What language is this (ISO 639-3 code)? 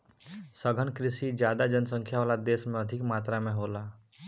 bho